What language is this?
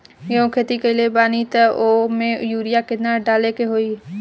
Bhojpuri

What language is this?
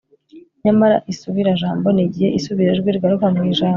Kinyarwanda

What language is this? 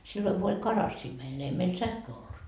Finnish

